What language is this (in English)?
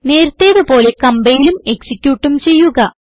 Malayalam